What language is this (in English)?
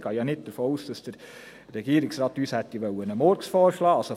Swiss German